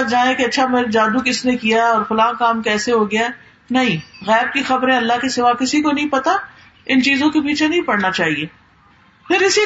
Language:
Urdu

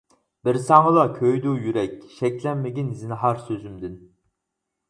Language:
Uyghur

